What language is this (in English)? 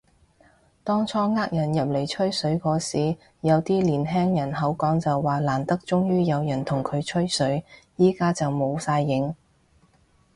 Cantonese